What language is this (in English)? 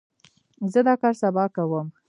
Pashto